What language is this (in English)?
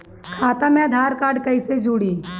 Bhojpuri